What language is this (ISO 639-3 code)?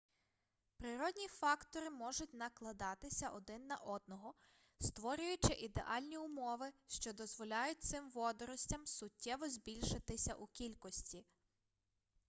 ukr